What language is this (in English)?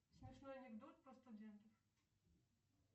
Russian